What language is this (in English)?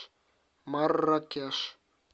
Russian